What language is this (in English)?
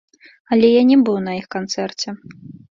Belarusian